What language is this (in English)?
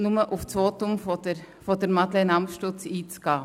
Swiss German